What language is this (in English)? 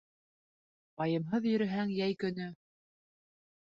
Bashkir